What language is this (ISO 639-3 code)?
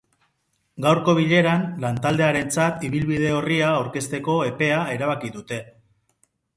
eus